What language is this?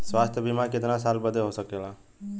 Bhojpuri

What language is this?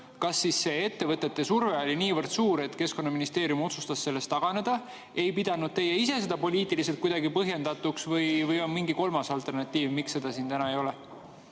Estonian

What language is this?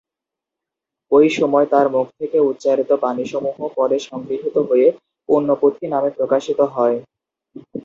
Bangla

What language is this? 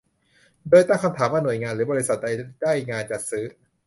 Thai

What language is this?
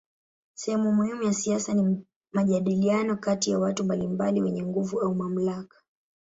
Swahili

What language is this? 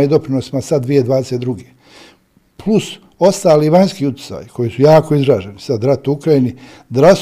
Croatian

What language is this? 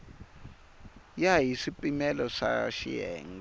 Tsonga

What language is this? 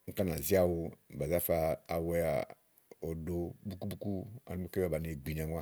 Igo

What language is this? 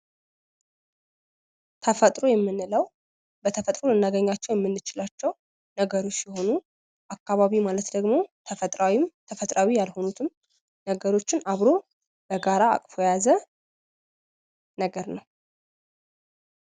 Amharic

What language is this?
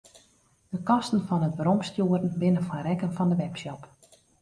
Western Frisian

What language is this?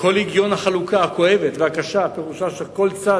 Hebrew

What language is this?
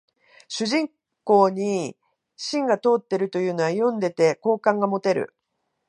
Japanese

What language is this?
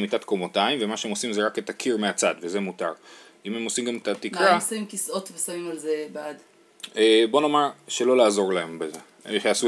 Hebrew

